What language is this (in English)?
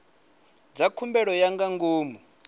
Venda